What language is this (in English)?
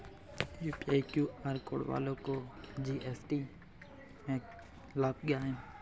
Hindi